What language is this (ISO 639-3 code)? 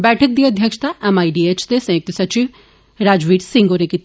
doi